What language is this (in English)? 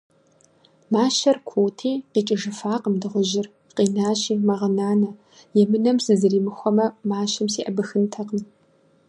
Kabardian